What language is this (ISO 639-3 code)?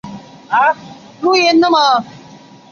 zho